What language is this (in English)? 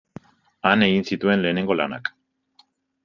Basque